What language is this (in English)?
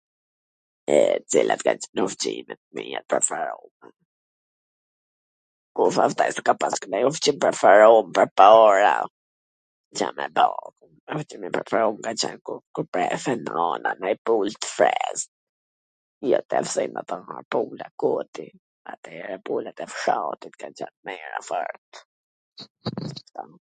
Gheg Albanian